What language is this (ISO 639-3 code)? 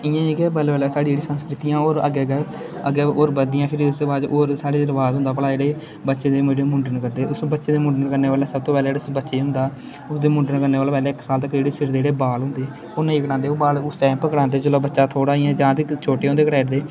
doi